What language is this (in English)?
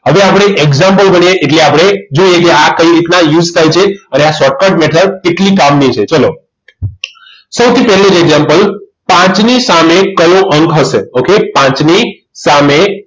Gujarati